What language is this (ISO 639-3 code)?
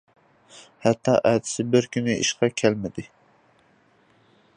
uig